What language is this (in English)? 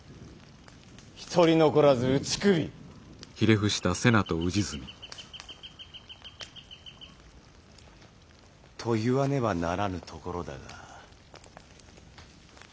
Japanese